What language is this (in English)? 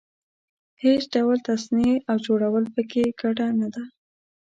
Pashto